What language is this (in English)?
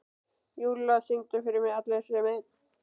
Icelandic